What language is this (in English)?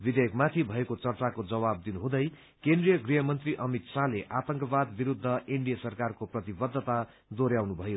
Nepali